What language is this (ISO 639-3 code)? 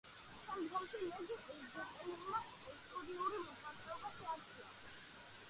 kat